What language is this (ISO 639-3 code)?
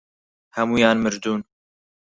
ckb